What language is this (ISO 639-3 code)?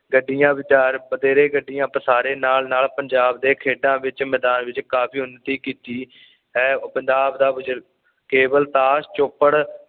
pan